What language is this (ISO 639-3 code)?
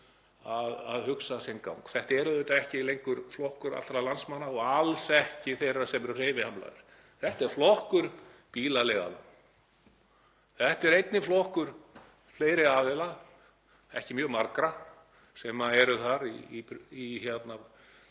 isl